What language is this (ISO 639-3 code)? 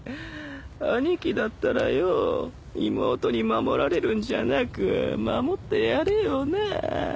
jpn